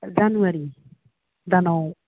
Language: Bodo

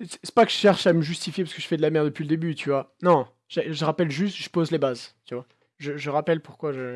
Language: French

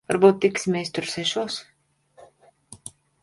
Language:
Latvian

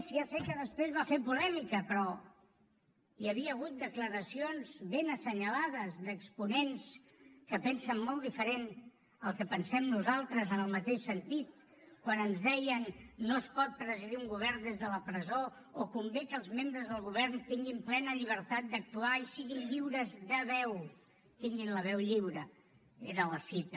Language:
Catalan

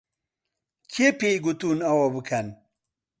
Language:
Central Kurdish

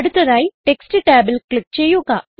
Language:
Malayalam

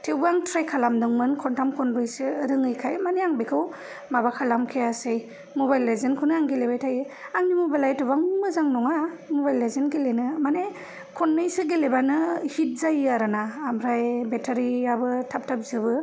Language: Bodo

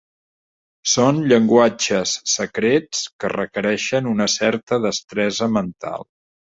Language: Catalan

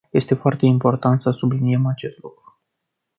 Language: Romanian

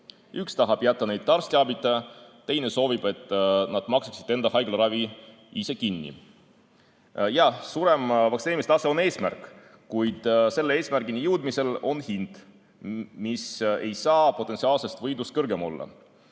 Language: Estonian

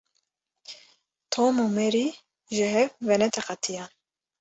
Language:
Kurdish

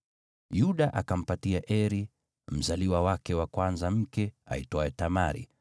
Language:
Swahili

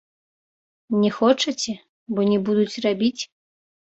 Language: Belarusian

